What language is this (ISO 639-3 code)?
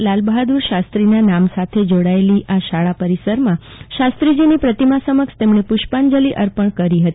guj